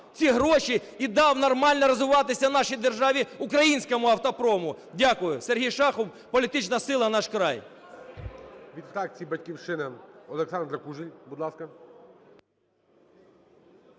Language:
Ukrainian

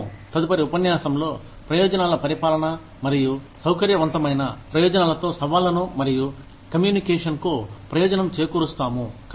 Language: Telugu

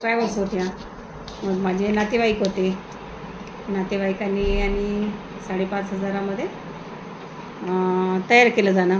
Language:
Marathi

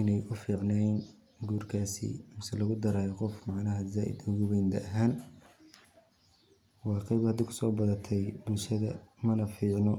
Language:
Somali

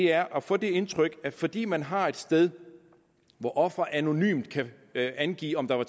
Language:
Danish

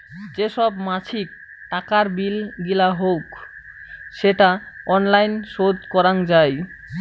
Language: Bangla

